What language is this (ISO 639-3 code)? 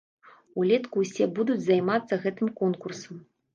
bel